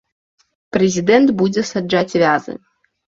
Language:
Belarusian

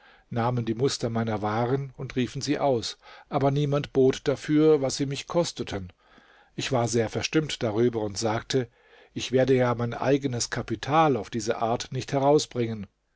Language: German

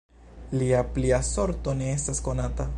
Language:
Esperanto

